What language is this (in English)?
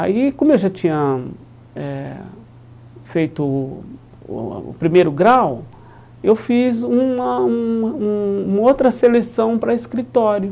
Portuguese